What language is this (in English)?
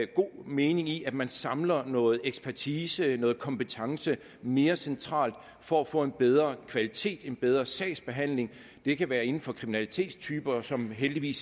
Danish